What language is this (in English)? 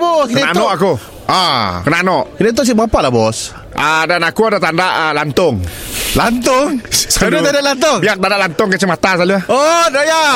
Malay